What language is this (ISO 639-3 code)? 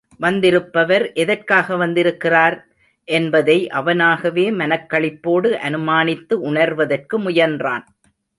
tam